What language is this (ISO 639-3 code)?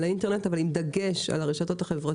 heb